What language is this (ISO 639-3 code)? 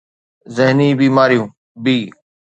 snd